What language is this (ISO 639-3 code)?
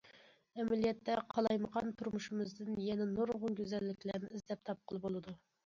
uig